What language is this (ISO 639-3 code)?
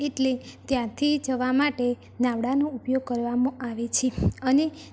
guj